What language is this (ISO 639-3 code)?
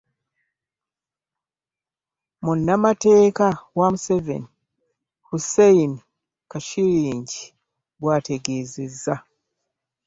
lug